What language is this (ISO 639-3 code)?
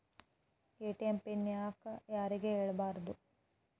kan